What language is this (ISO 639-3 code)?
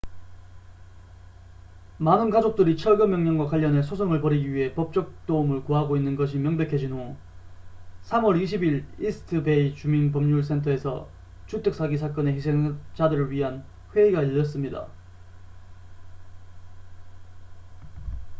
kor